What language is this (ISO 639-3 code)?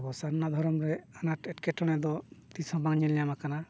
sat